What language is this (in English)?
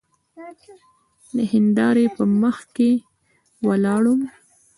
Pashto